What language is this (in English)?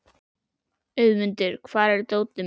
Icelandic